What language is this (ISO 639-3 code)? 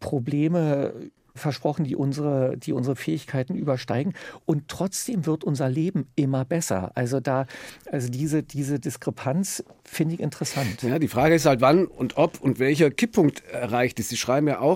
deu